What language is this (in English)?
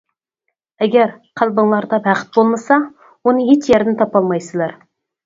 Uyghur